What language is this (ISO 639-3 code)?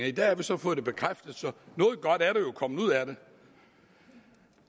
dan